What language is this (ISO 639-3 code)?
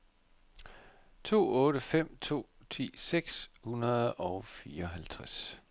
dan